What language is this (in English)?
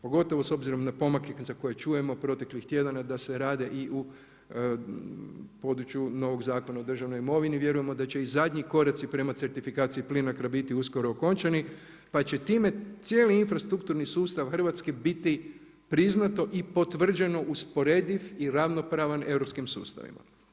Croatian